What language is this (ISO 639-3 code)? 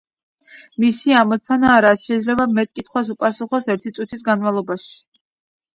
kat